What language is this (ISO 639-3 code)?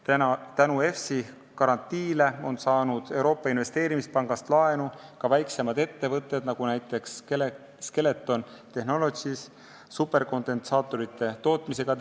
est